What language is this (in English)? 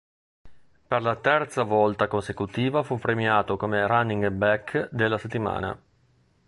Italian